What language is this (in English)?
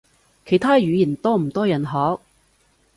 Cantonese